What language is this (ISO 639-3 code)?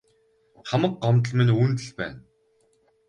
mon